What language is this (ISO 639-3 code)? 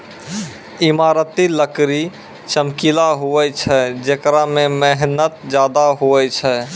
mai